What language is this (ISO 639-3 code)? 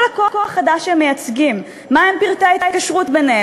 heb